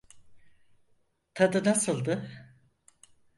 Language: Turkish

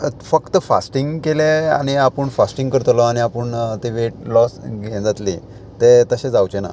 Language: Konkani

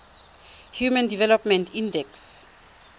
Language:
Tswana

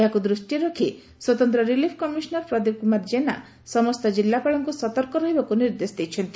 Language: Odia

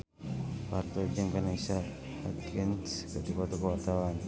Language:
Sundanese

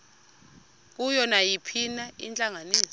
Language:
Xhosa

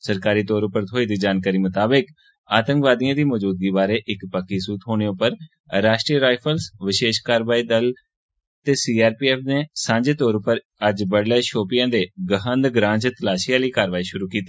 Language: Dogri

